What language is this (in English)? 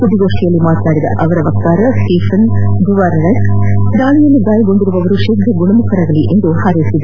Kannada